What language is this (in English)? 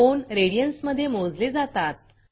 Marathi